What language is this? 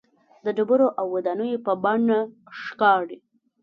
Pashto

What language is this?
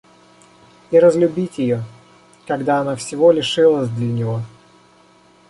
Russian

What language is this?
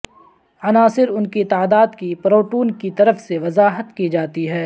Urdu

